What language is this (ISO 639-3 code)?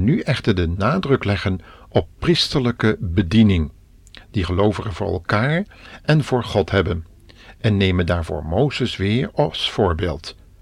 nld